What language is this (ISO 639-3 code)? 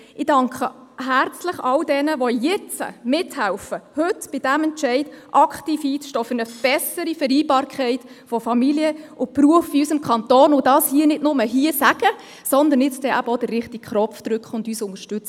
gsw